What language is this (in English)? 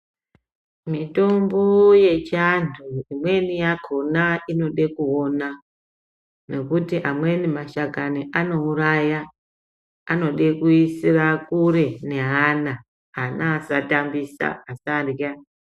Ndau